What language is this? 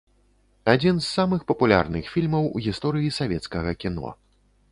Belarusian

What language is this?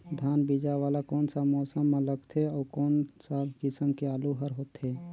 Chhattisgarhi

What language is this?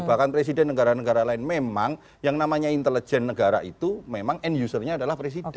Indonesian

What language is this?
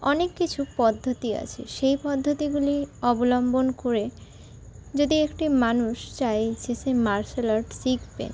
Bangla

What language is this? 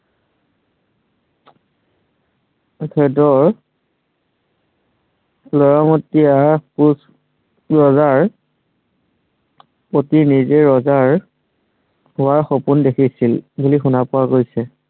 Assamese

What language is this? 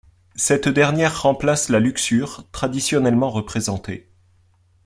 French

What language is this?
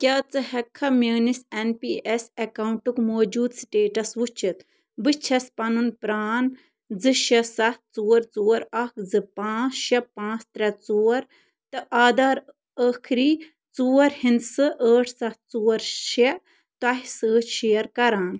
Kashmiri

